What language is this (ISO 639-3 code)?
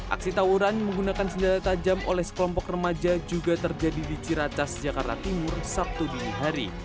ind